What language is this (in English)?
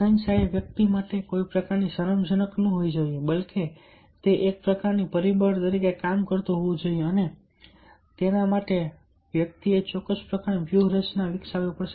Gujarati